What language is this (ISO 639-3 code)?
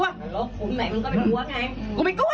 tha